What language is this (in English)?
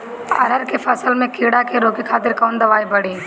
Bhojpuri